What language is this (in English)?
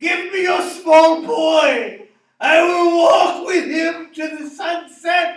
English